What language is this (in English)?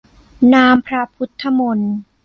Thai